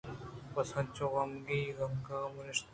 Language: Eastern Balochi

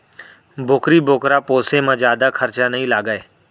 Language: Chhattisgarhi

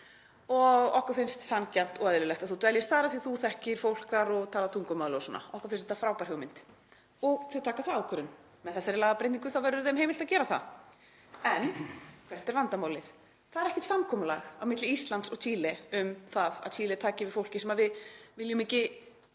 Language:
Icelandic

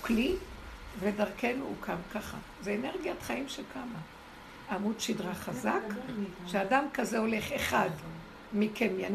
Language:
Hebrew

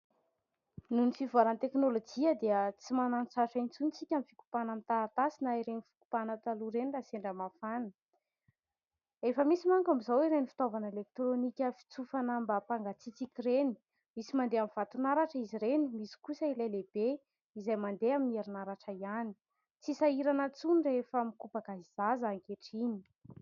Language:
Malagasy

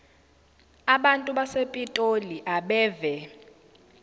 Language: Zulu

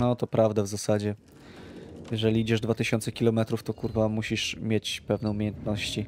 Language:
Polish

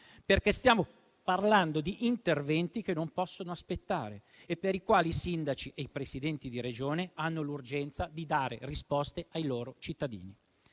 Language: Italian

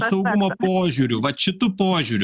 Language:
Lithuanian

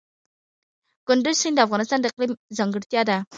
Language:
Pashto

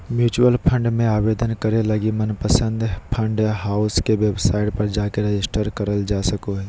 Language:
Magahi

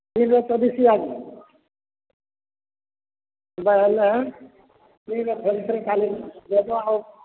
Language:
Odia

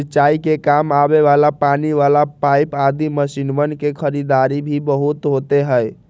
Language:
Magahi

